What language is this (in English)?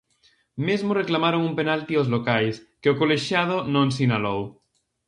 Galician